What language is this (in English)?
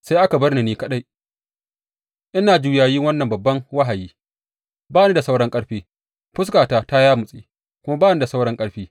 Hausa